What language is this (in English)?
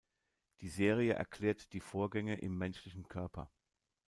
German